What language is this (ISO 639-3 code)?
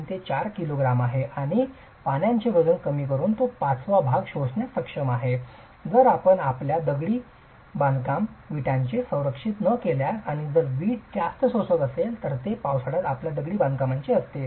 mar